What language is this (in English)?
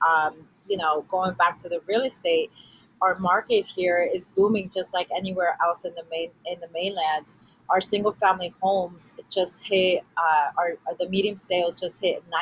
English